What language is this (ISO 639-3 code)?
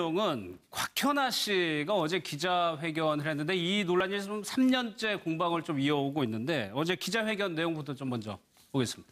kor